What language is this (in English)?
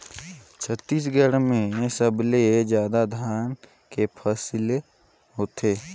Chhattisgarhi